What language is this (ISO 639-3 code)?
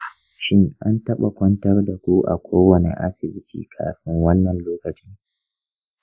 hau